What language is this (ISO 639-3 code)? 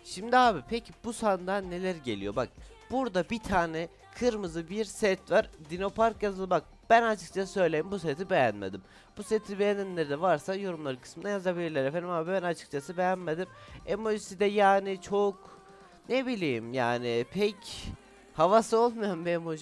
tur